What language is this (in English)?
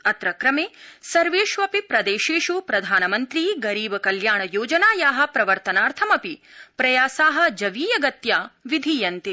Sanskrit